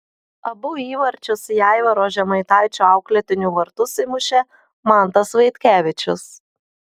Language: Lithuanian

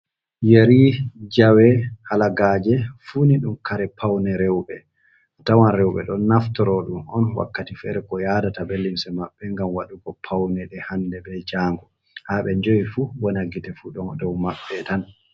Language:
Fula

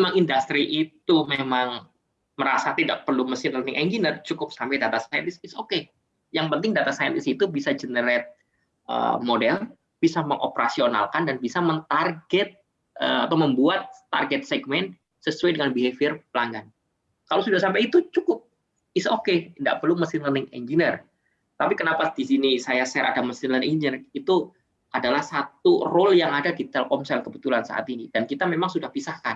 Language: Indonesian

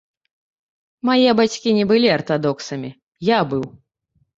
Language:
Belarusian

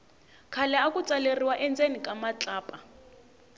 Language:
Tsonga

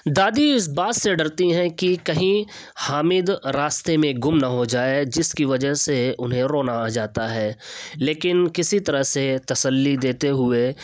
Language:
Urdu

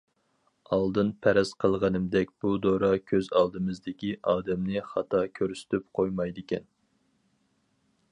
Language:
Uyghur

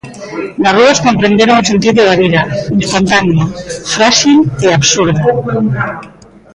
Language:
Galician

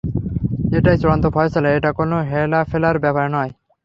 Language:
Bangla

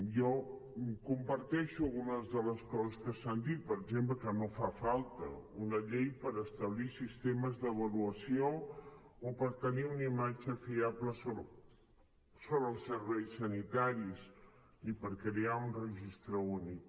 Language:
Catalan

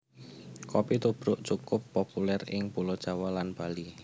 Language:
Javanese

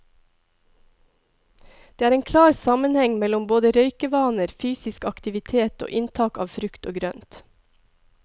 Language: Norwegian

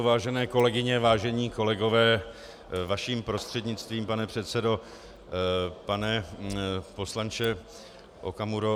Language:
Czech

